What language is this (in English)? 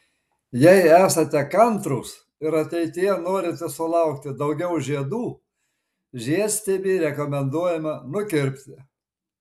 Lithuanian